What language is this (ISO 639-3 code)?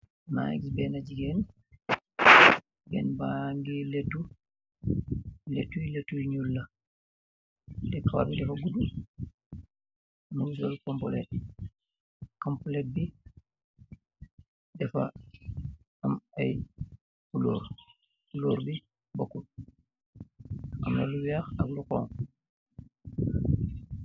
wol